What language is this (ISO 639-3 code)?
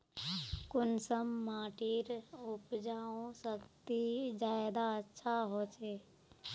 mag